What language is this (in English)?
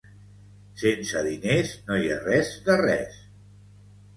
Catalan